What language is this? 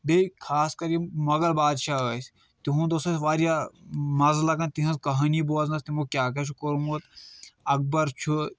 Kashmiri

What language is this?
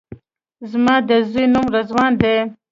Pashto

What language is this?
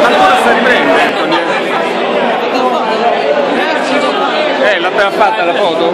Italian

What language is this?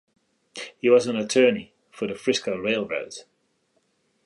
English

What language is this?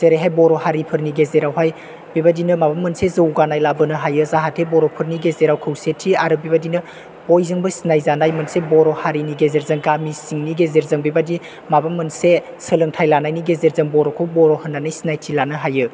Bodo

